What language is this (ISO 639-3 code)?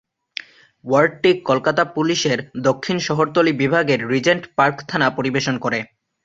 ben